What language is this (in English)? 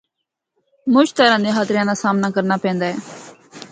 Northern Hindko